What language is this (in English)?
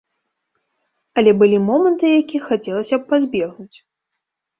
Belarusian